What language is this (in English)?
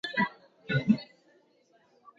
Swahili